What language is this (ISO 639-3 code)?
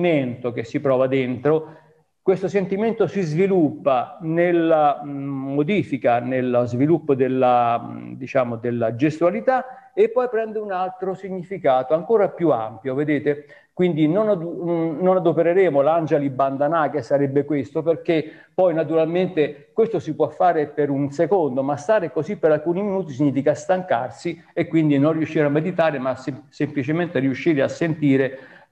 ita